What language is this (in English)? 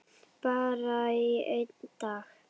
Icelandic